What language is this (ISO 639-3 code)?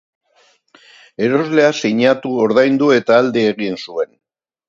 eus